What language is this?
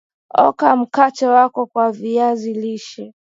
Swahili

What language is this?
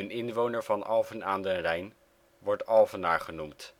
Dutch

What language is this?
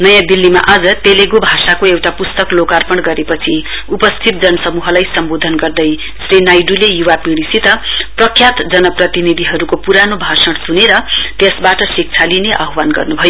Nepali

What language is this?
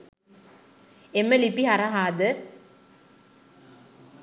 Sinhala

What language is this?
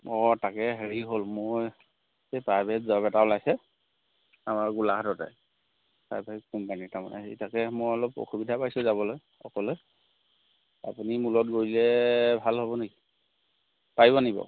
Assamese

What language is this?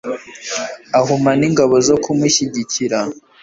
Kinyarwanda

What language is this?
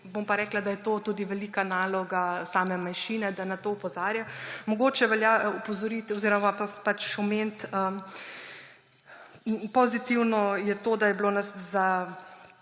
Slovenian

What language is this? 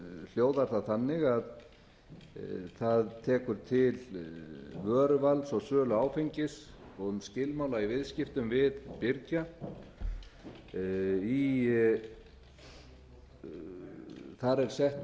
Icelandic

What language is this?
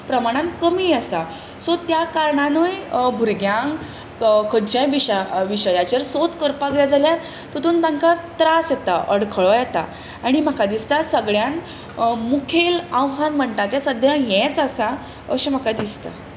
Konkani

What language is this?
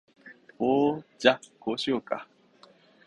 Japanese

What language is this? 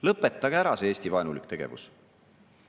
Estonian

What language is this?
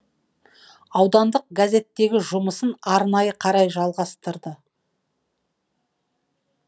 Kazakh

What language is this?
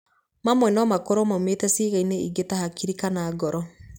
Kikuyu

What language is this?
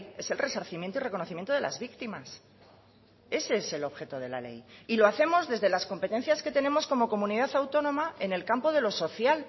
Spanish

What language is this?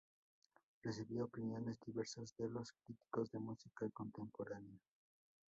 Spanish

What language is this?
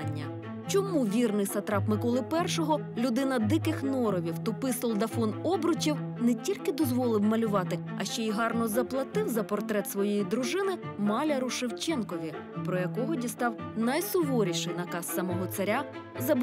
Ukrainian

